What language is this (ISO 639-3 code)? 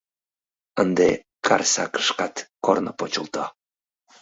chm